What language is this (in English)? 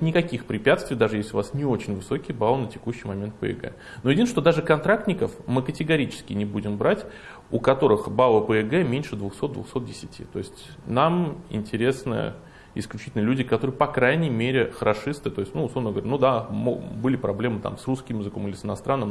Russian